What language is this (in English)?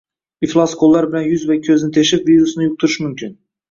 Uzbek